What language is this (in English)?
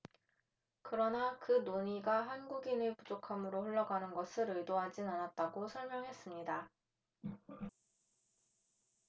Korean